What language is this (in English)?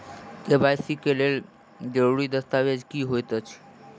Maithili